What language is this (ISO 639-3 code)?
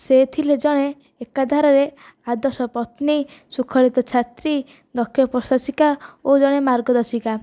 ori